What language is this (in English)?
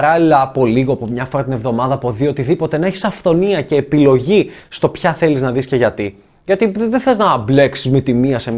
Greek